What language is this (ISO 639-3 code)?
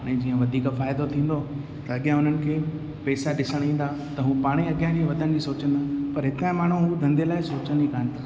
snd